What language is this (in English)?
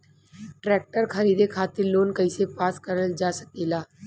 Bhojpuri